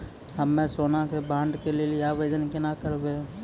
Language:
Maithili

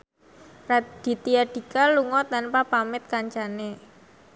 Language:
Javanese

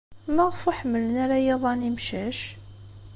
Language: Kabyle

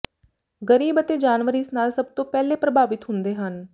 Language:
Punjabi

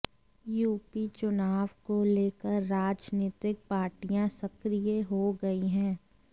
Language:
Hindi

